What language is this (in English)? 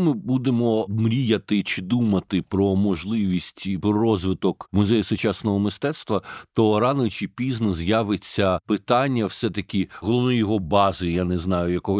Ukrainian